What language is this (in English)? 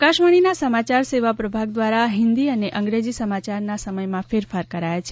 Gujarati